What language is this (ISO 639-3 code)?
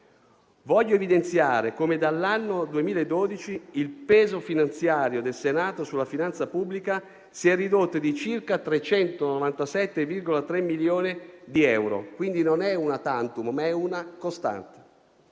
ita